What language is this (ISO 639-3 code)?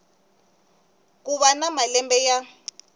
tso